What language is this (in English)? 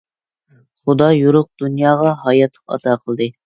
Uyghur